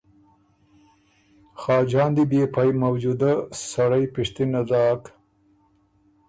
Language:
Ormuri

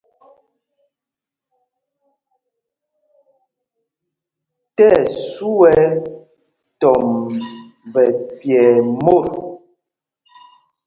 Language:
Mpumpong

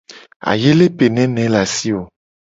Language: Gen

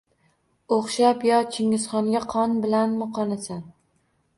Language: Uzbek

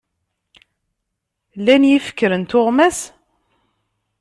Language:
Kabyle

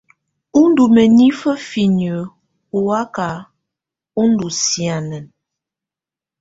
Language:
Tunen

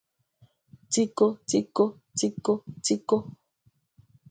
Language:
Igbo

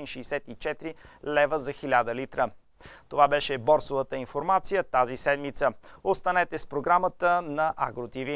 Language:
Bulgarian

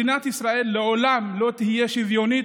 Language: Hebrew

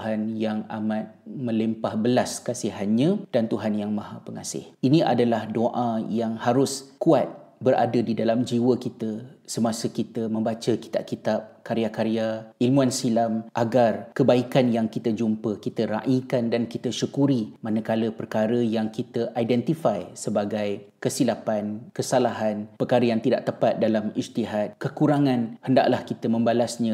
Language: Malay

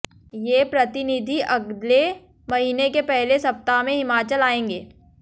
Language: Hindi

